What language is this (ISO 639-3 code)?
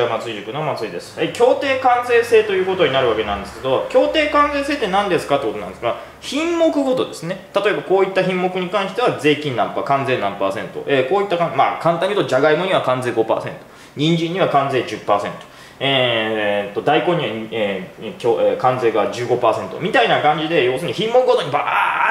jpn